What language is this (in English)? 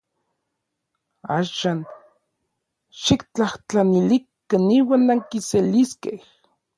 Orizaba Nahuatl